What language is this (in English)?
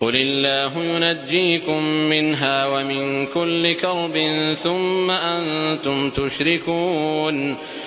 Arabic